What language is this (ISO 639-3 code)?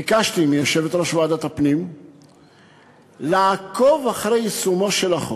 heb